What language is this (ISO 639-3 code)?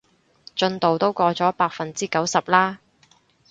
yue